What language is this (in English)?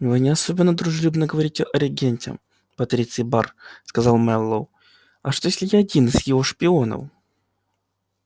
Russian